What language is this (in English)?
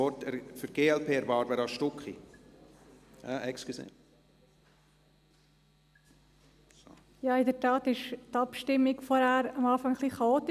Swiss German